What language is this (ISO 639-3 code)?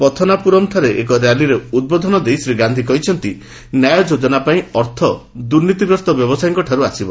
ori